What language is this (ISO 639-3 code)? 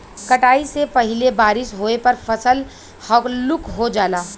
bho